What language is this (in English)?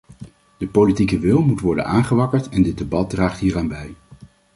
Dutch